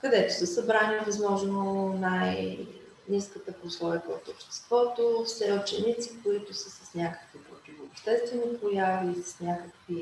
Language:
Bulgarian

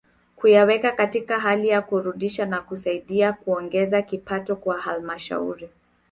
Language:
Swahili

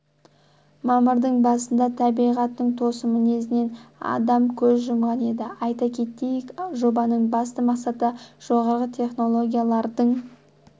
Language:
Kazakh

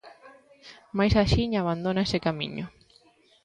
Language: Galician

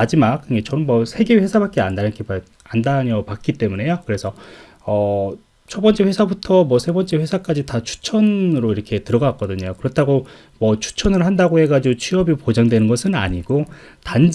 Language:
Korean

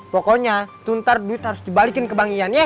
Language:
Indonesian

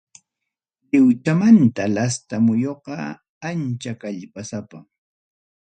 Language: Ayacucho Quechua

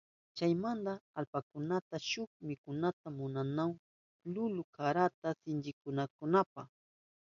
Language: Southern Pastaza Quechua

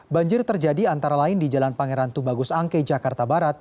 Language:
Indonesian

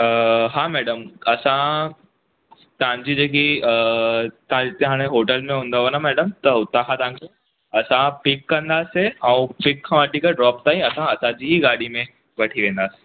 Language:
Sindhi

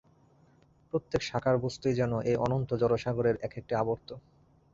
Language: Bangla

